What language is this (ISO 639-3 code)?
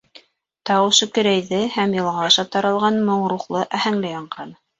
bak